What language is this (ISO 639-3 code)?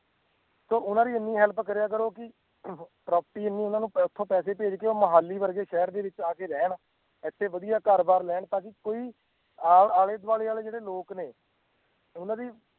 pan